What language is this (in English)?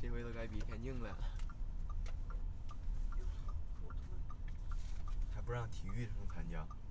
Chinese